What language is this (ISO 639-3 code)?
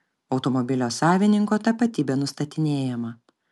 lit